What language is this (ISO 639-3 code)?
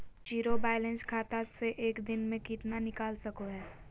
mag